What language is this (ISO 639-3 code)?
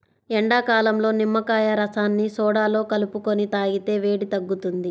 tel